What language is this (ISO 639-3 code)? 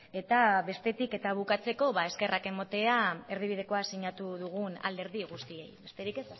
eus